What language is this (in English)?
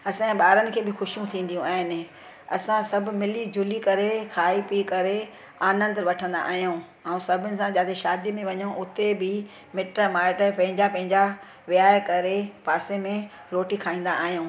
Sindhi